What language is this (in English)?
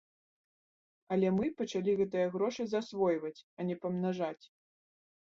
Belarusian